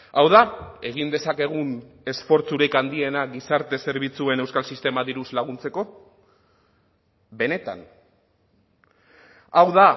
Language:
Basque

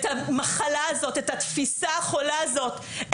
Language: Hebrew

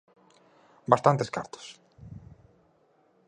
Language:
Galician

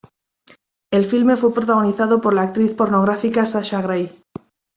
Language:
Spanish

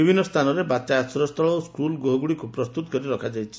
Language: Odia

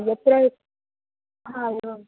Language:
Sanskrit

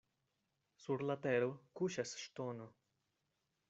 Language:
Esperanto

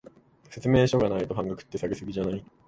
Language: Japanese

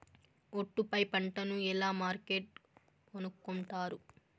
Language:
Telugu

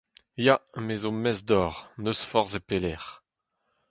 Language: Breton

